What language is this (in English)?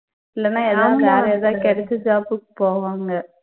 Tamil